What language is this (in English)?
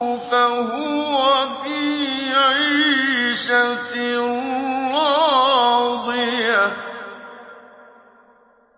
Arabic